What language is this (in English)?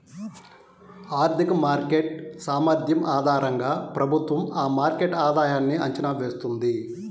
Telugu